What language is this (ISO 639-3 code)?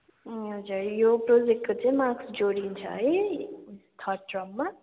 nep